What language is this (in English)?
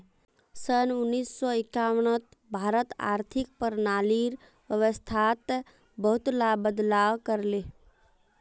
Magahi